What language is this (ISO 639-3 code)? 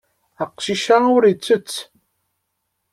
kab